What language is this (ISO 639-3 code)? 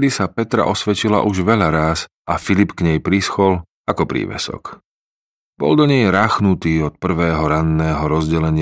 slk